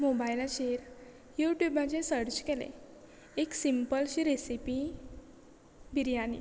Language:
Konkani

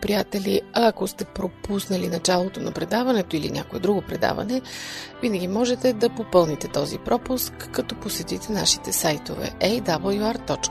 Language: Bulgarian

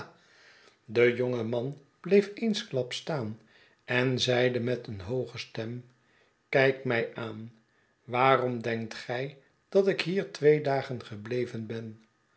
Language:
Dutch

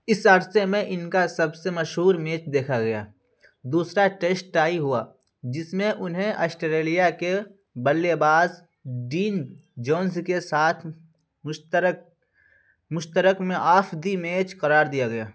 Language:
Urdu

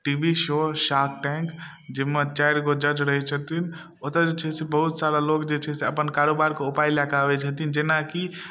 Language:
Maithili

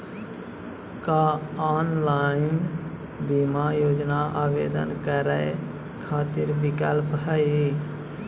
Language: Magahi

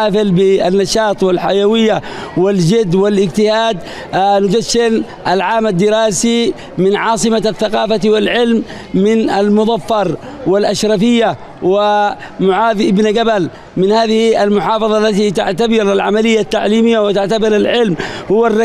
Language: Arabic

